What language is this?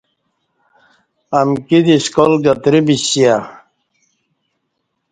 Kati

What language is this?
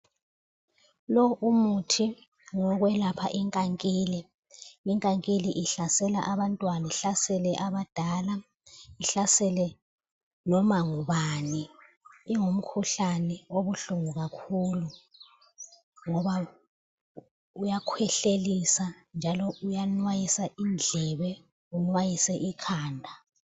North Ndebele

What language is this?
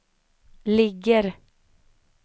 Swedish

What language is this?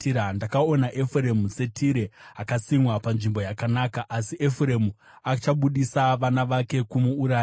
Shona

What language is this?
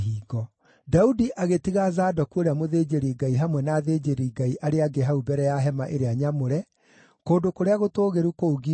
Kikuyu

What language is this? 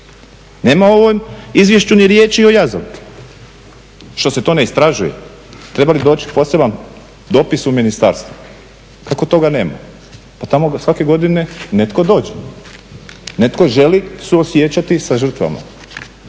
Croatian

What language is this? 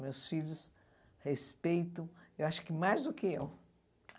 Portuguese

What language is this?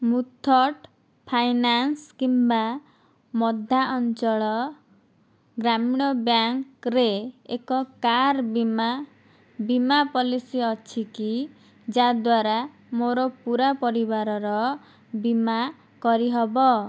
Odia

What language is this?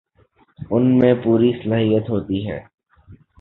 Urdu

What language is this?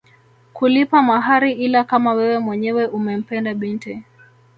Swahili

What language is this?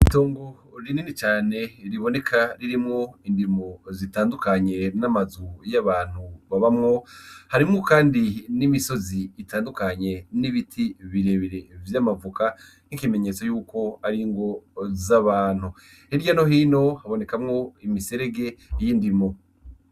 Rundi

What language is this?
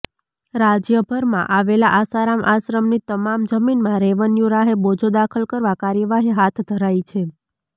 Gujarati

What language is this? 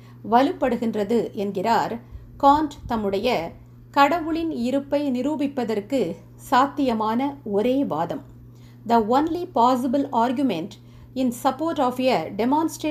Tamil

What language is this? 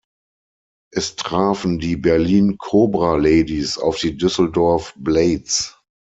German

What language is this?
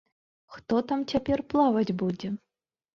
Belarusian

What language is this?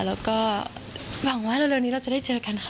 Thai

